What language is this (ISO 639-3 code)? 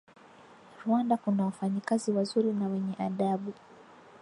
swa